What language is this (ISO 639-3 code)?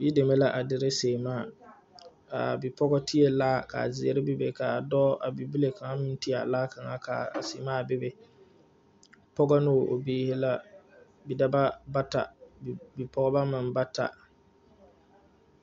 dga